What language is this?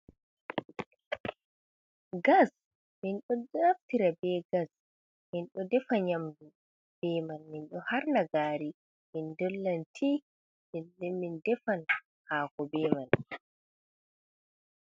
Fula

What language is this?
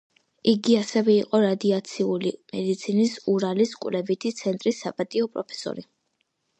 Georgian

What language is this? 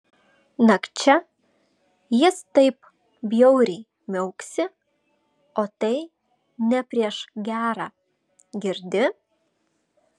Lithuanian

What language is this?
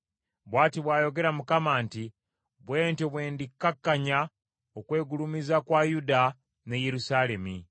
Ganda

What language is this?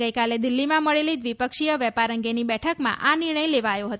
Gujarati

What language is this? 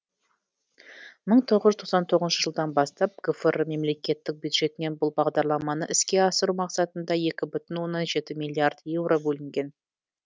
Kazakh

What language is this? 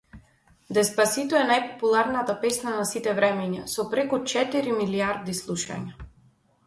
Macedonian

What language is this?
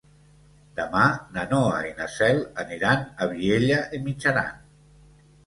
Catalan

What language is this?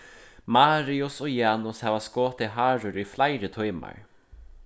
Faroese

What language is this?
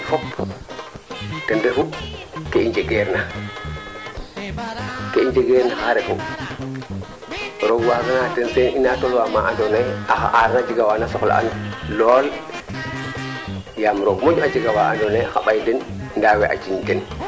Serer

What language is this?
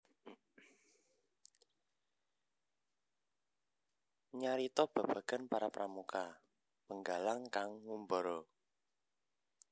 Javanese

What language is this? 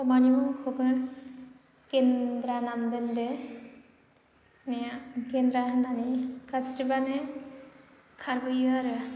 Bodo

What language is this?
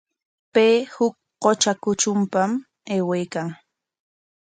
Corongo Ancash Quechua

